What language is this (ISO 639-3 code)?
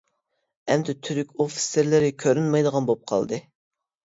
uig